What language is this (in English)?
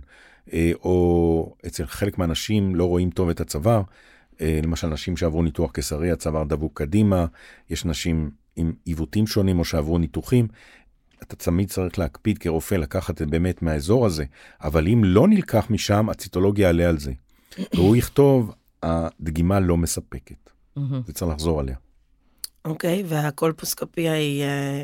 Hebrew